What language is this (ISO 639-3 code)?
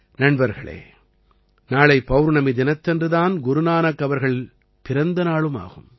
tam